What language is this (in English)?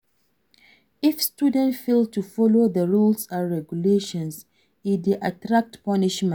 Nigerian Pidgin